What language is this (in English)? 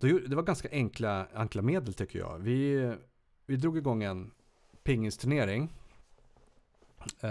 Swedish